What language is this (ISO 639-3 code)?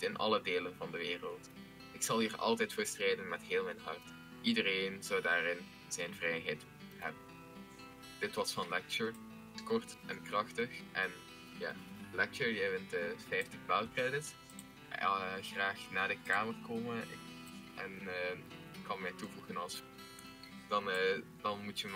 nld